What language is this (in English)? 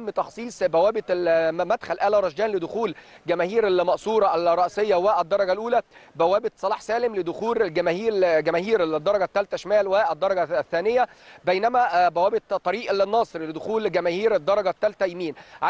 Arabic